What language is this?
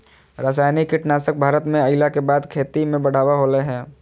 Magahi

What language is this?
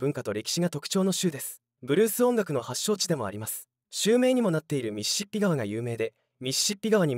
Japanese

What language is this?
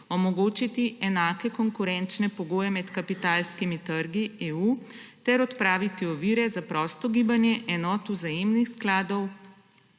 Slovenian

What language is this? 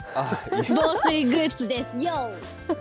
Japanese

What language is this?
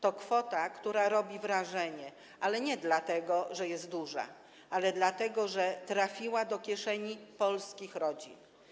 Polish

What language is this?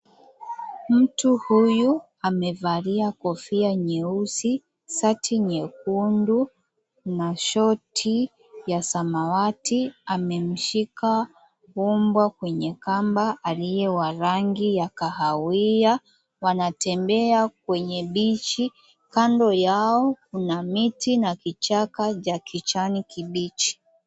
Swahili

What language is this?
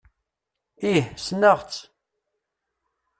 Kabyle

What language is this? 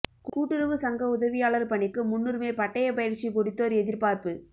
Tamil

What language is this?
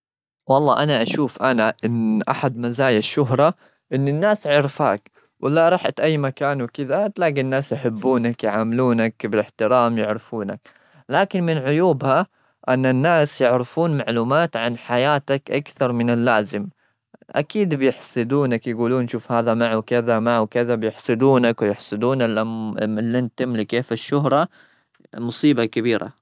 Gulf Arabic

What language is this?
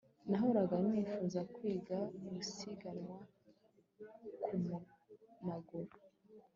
Kinyarwanda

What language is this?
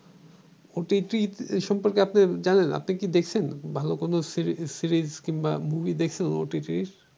Bangla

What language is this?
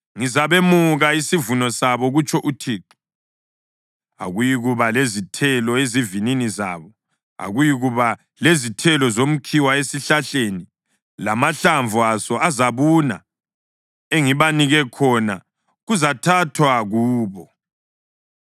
North Ndebele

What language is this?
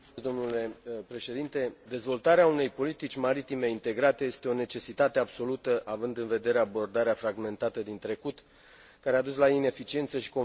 Romanian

